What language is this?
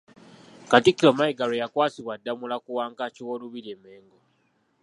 Ganda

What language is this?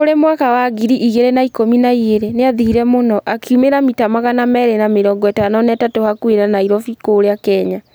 Kikuyu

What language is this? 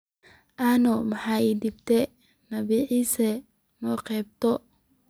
Somali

